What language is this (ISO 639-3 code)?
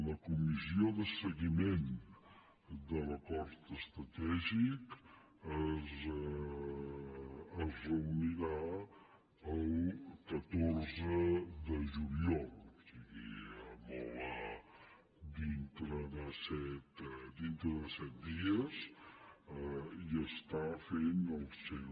cat